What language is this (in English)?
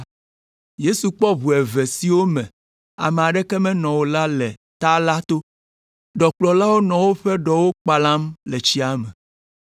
Ewe